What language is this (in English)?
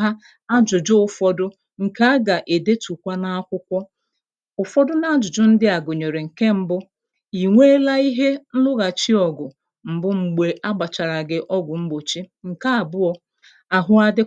Igbo